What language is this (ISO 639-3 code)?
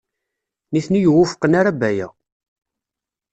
kab